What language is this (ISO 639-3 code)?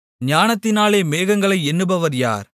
tam